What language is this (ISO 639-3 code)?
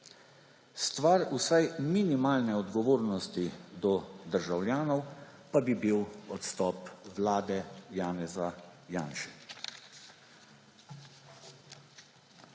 slv